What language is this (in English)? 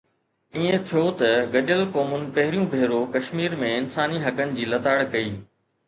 Sindhi